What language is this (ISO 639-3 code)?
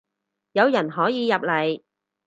yue